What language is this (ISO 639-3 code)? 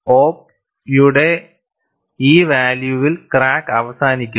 mal